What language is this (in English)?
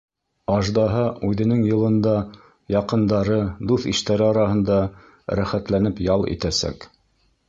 Bashkir